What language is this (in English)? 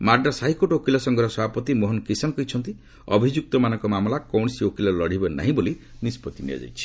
Odia